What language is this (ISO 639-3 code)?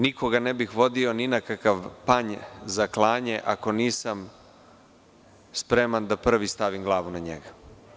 srp